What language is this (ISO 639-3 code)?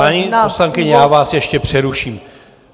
ces